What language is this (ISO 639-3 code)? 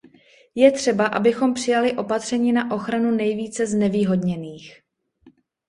ces